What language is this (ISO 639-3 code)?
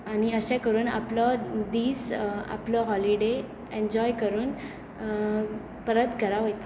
kok